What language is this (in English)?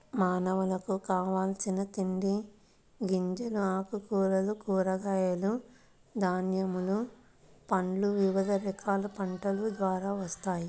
Telugu